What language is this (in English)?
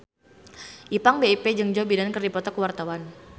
Sundanese